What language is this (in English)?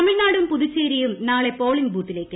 Malayalam